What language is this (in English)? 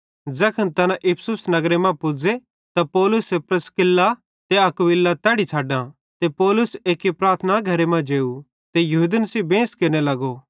Bhadrawahi